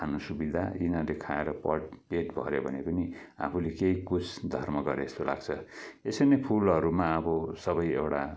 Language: Nepali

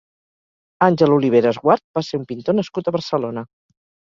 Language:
Catalan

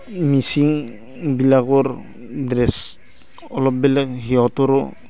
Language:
Assamese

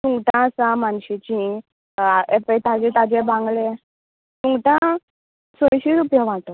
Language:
Konkani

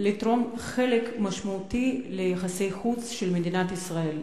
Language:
Hebrew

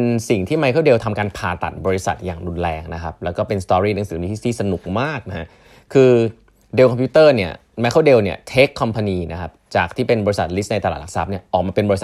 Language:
Thai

